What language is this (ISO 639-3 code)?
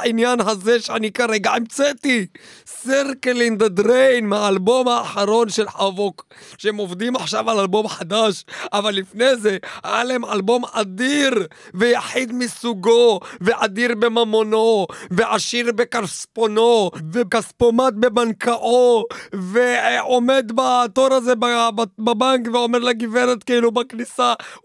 heb